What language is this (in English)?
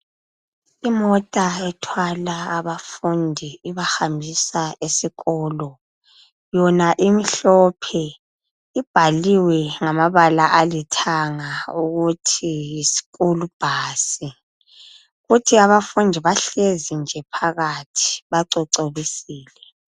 North Ndebele